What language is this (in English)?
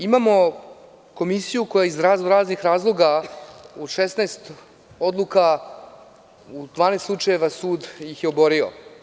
Serbian